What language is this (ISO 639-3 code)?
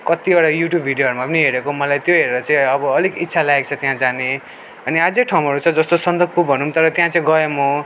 nep